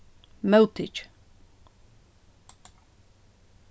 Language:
Faroese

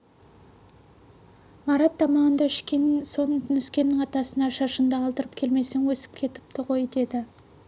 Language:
Kazakh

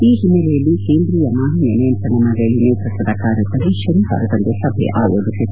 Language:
Kannada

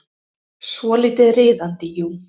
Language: Icelandic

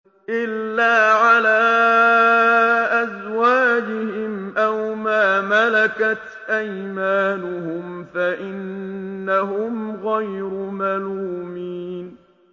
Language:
Arabic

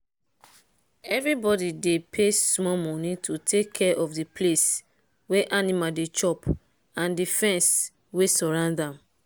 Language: Nigerian Pidgin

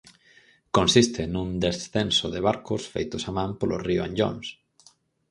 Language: Galician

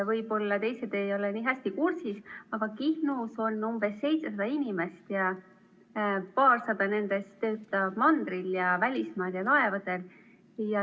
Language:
Estonian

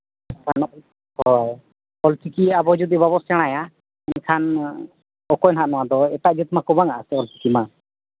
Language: Santali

